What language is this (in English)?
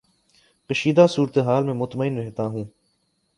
Urdu